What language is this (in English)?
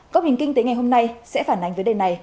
Vietnamese